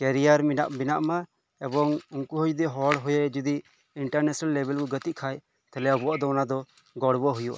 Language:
Santali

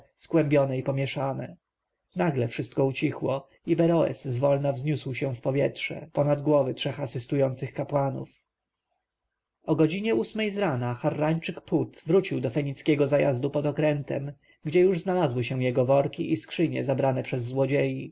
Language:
Polish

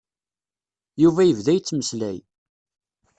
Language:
Kabyle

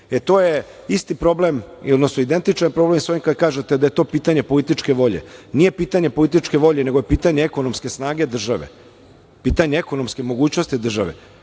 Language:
Serbian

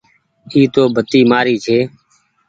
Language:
Goaria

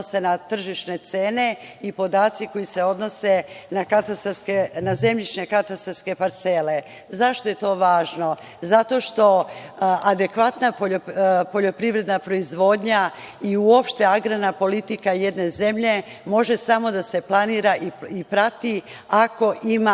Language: Serbian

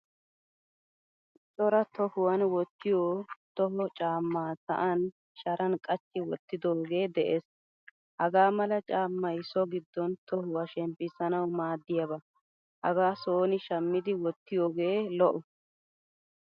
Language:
Wolaytta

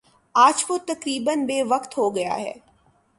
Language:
Urdu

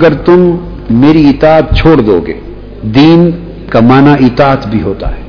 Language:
Urdu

